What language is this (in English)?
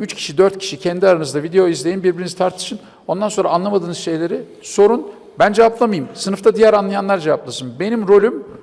Turkish